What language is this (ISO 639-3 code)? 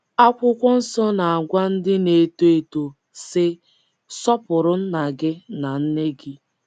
ibo